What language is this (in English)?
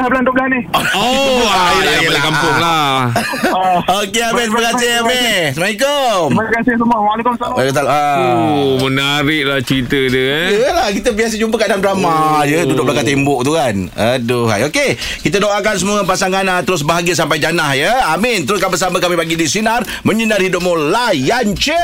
Malay